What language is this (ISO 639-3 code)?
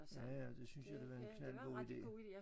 dan